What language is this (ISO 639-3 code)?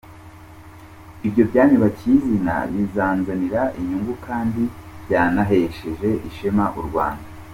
kin